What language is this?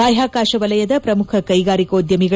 Kannada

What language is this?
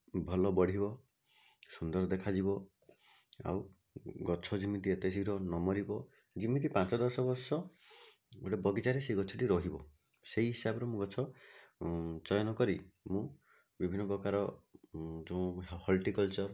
Odia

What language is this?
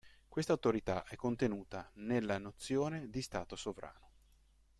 Italian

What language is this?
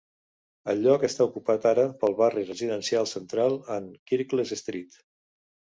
Catalan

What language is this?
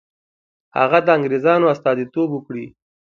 Pashto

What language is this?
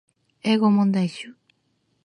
Japanese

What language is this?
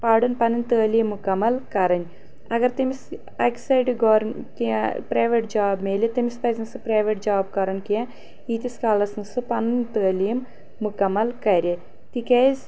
Kashmiri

